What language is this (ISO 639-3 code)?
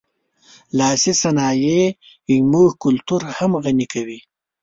pus